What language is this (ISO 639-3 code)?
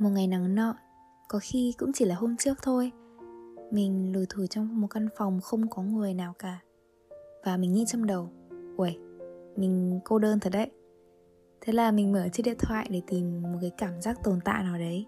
vie